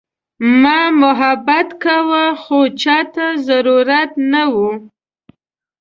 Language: Pashto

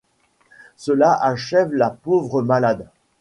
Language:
French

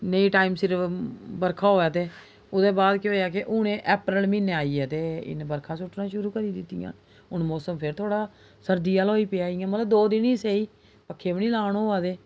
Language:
Dogri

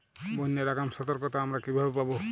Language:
Bangla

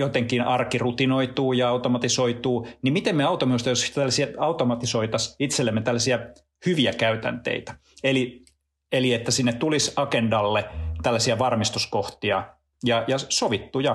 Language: Finnish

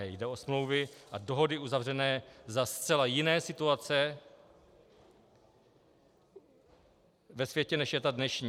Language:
Czech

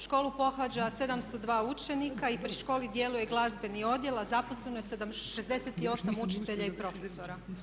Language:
Croatian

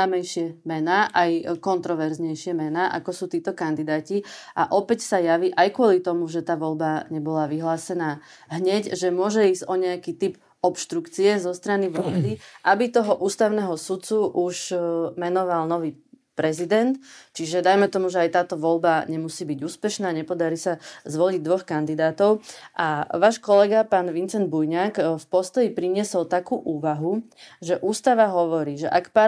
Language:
Slovak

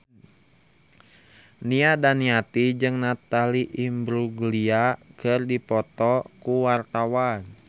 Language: Sundanese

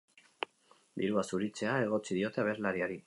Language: Basque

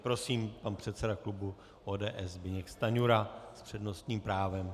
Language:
Czech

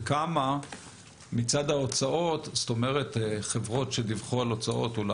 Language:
Hebrew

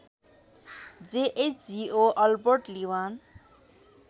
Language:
Nepali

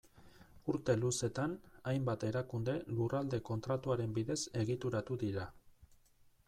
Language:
Basque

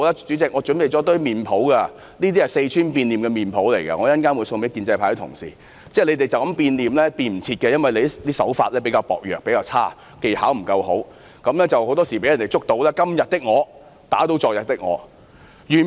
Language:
Cantonese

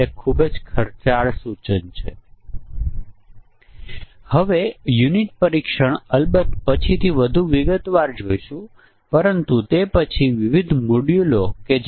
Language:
Gujarati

